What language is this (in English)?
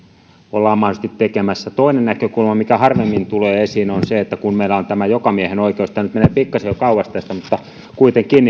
Finnish